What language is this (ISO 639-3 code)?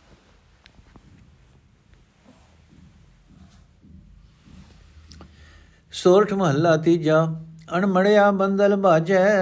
pan